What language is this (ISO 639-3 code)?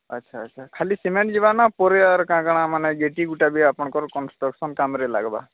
ori